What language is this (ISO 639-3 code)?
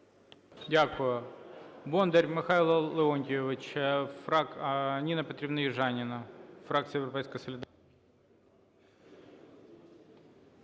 ukr